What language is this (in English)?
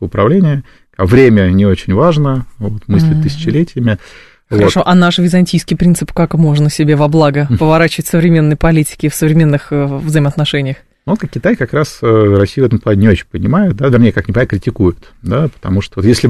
Russian